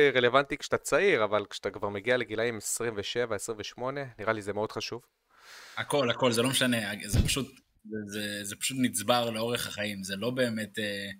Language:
Hebrew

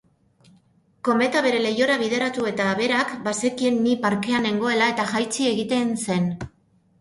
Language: Basque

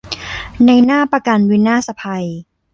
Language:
Thai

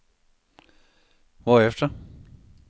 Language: Danish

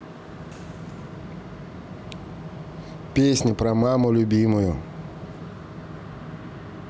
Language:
Russian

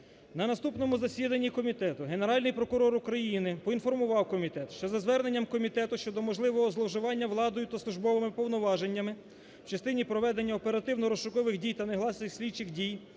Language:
Ukrainian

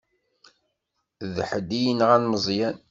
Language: Kabyle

